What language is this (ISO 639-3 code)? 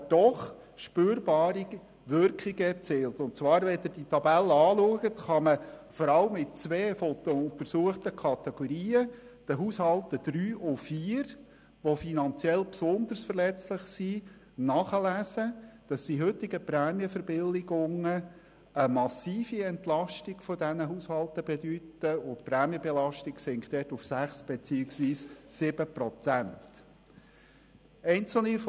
gsw